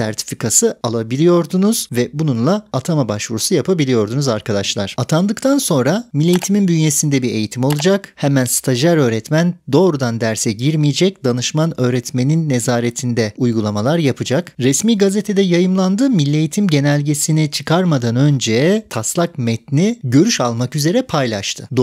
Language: Turkish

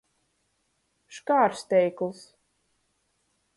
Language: Latgalian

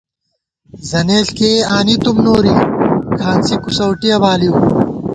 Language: Gawar-Bati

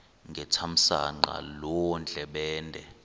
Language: Xhosa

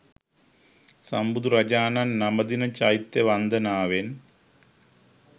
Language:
Sinhala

